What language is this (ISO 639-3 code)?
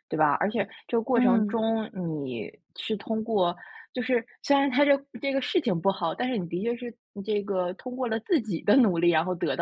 zho